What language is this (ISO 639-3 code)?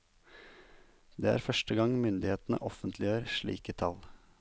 nor